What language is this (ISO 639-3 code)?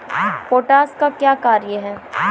mai